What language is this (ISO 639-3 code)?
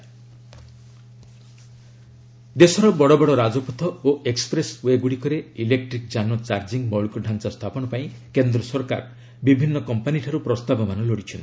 ori